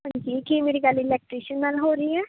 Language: Punjabi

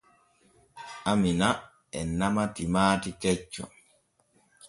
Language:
Borgu Fulfulde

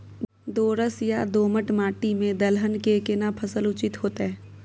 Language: Maithili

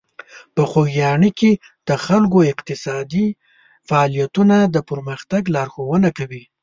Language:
Pashto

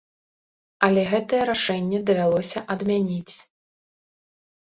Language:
Belarusian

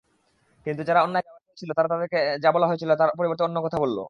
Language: Bangla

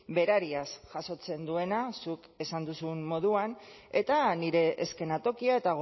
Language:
Basque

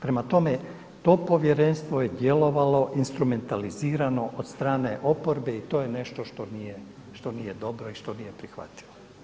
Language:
Croatian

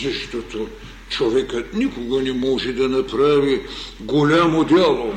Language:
Bulgarian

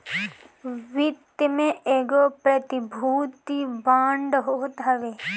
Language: Bhojpuri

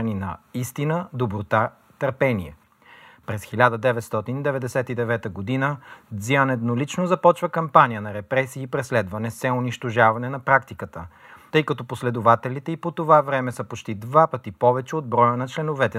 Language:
Bulgarian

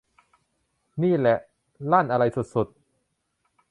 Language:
Thai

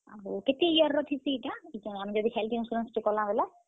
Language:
Odia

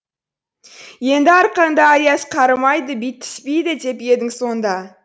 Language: Kazakh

